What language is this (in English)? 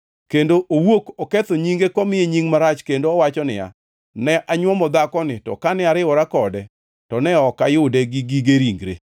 Luo (Kenya and Tanzania)